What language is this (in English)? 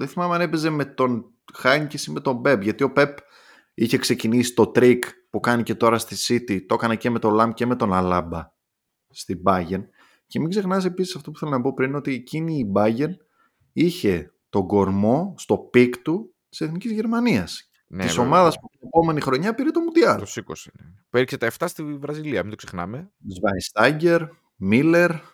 Greek